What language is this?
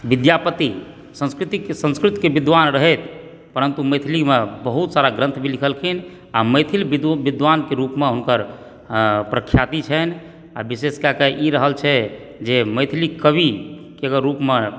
Maithili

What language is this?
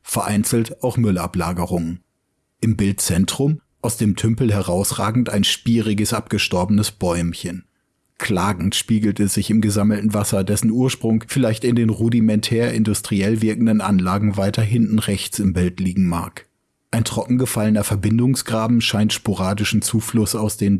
German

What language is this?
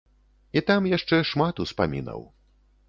Belarusian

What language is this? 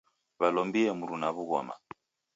Taita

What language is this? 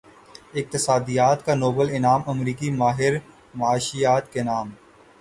Urdu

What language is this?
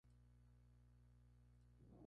Spanish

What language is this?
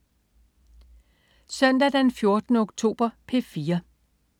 Danish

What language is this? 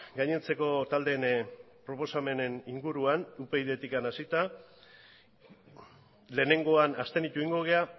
Basque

